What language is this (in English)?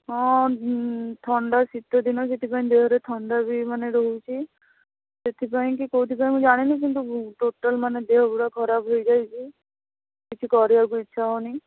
Odia